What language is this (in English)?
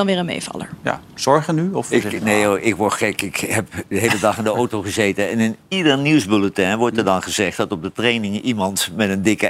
Dutch